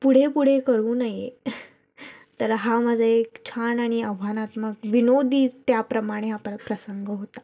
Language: Marathi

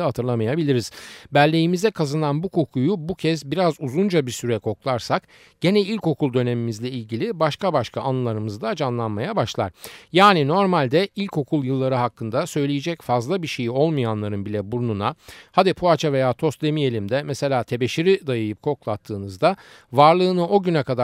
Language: Turkish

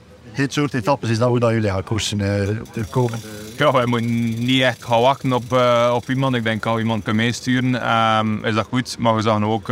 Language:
Dutch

